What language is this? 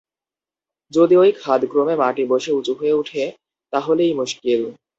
Bangla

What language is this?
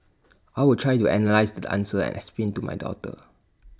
English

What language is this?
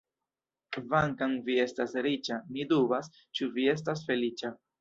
Esperanto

